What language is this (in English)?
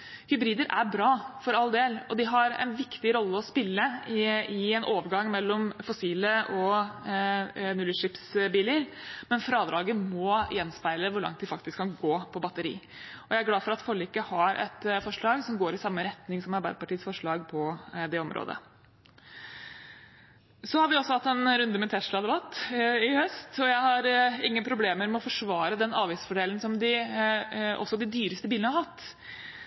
Norwegian Bokmål